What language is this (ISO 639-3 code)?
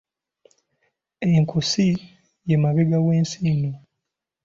lug